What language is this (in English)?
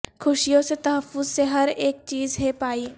Urdu